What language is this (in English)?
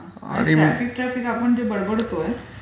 Marathi